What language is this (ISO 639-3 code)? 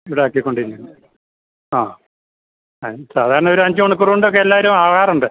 mal